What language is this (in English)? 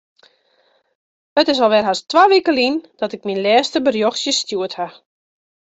Western Frisian